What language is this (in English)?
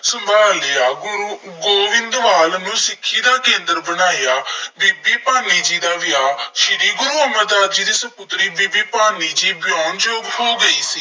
Punjabi